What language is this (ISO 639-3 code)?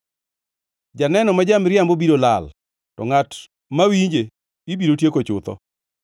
luo